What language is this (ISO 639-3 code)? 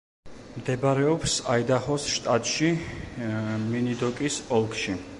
kat